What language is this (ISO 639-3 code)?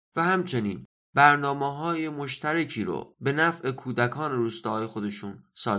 fas